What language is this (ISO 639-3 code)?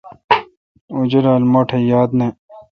xka